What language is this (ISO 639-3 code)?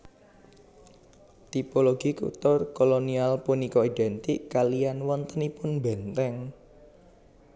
jav